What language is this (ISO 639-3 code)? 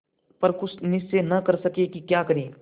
hin